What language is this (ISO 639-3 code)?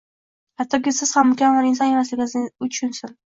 uzb